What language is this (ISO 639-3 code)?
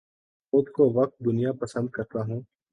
urd